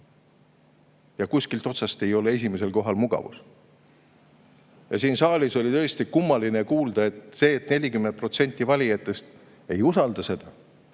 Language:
Estonian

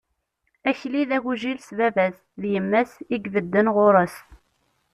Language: Kabyle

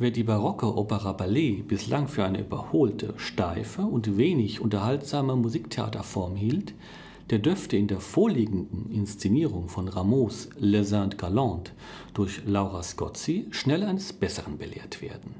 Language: German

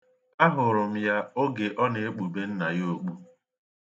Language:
Igbo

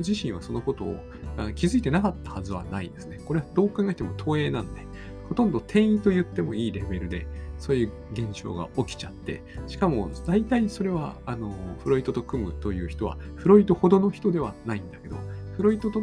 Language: Japanese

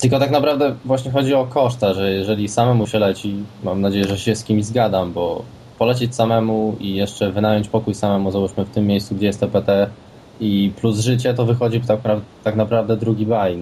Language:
Polish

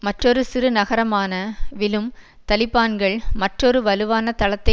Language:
Tamil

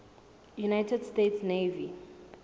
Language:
Southern Sotho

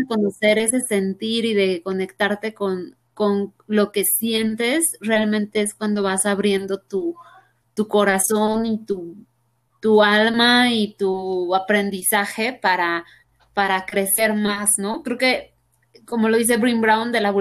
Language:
Spanish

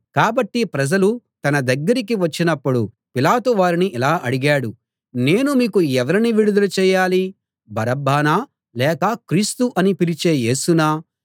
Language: Telugu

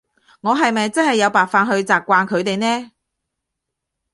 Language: Cantonese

